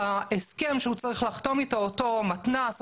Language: Hebrew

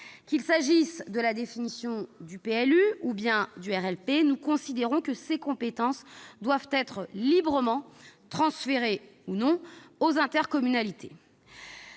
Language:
French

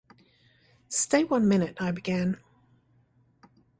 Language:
English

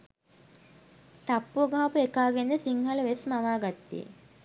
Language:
Sinhala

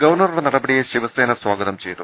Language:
Malayalam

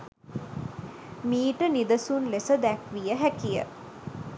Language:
Sinhala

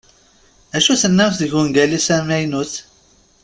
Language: Kabyle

